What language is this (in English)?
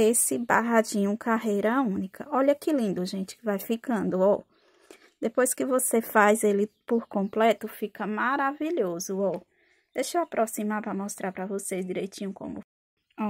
Portuguese